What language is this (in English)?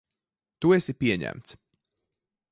Latvian